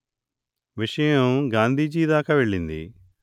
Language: Telugu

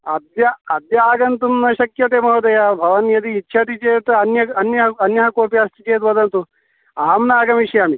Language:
Sanskrit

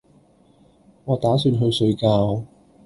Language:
Cantonese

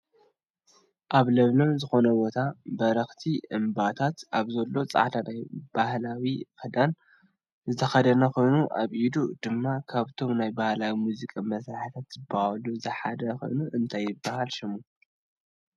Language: Tigrinya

